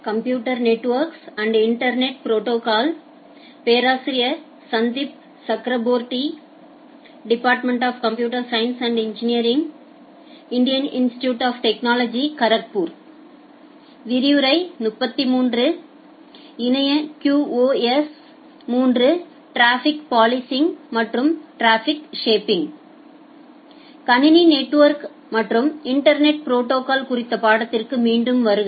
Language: Tamil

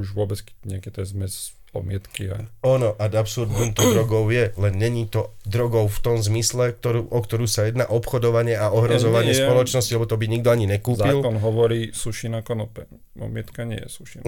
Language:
Slovak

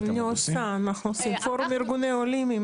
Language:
Hebrew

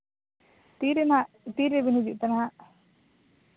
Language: Santali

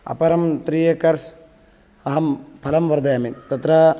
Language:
Sanskrit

